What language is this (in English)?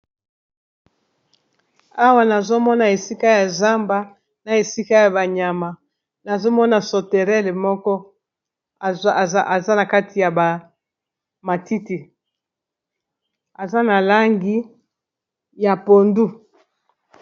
Lingala